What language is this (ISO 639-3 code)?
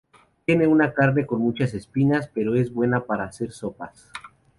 spa